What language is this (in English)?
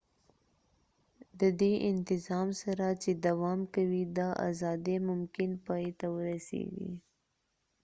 Pashto